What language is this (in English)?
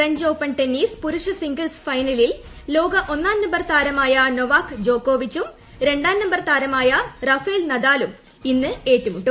Malayalam